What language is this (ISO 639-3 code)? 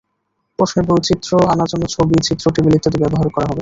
ben